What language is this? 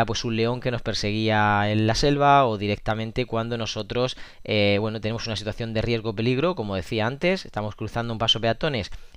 Spanish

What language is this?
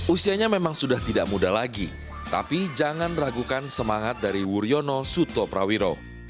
Indonesian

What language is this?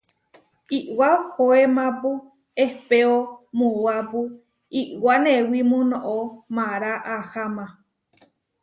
Huarijio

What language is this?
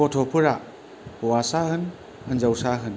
Bodo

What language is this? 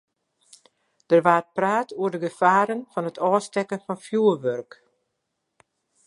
Western Frisian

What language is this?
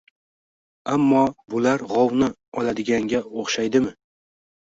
Uzbek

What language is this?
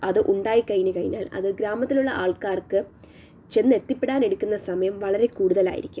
Malayalam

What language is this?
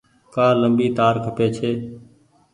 Goaria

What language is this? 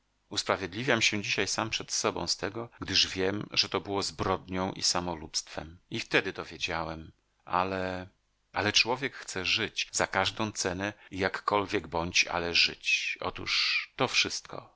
Polish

